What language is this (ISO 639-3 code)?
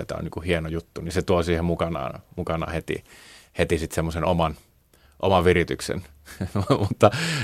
fin